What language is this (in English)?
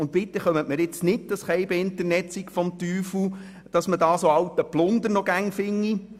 Swiss German